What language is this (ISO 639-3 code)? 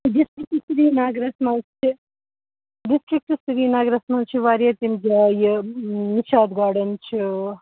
kas